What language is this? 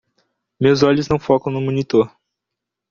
Portuguese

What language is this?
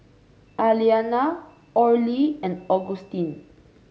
English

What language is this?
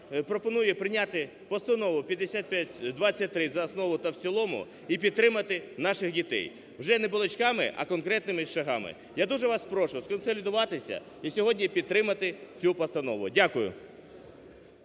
Ukrainian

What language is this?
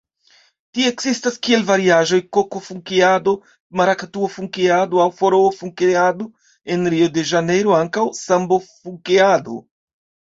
Esperanto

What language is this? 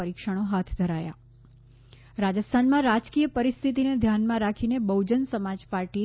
Gujarati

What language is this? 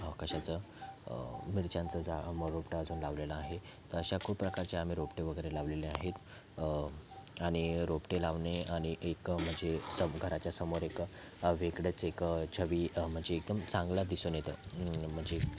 Marathi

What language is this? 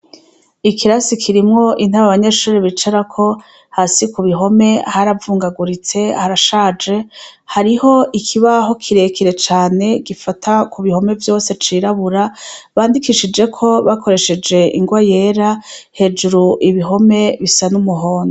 Rundi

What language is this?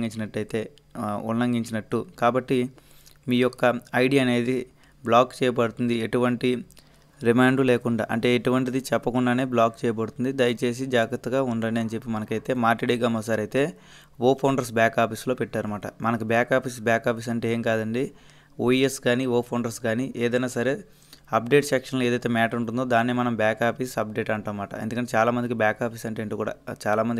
Telugu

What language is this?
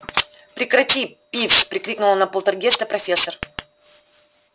Russian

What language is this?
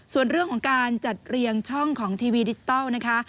Thai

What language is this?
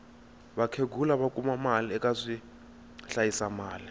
Tsonga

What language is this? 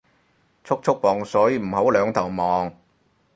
Cantonese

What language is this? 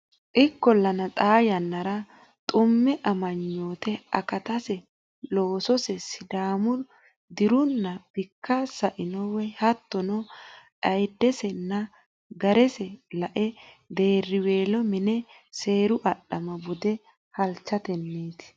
Sidamo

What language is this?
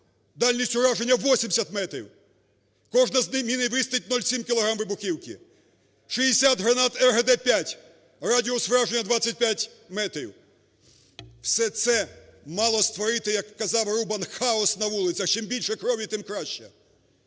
Ukrainian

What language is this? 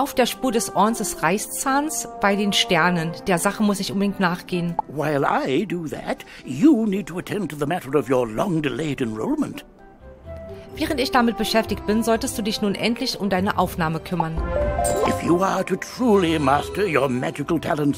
German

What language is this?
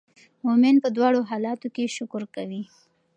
Pashto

